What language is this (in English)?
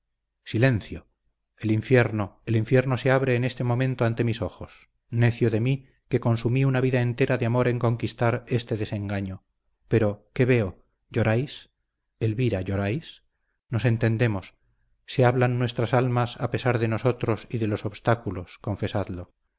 Spanish